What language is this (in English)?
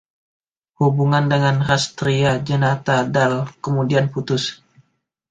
Indonesian